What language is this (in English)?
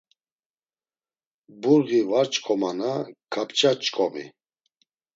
Laz